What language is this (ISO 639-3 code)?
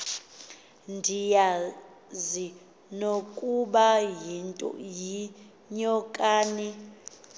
xho